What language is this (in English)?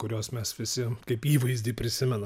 Lithuanian